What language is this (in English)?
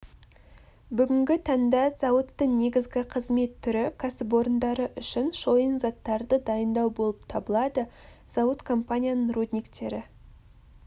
Kazakh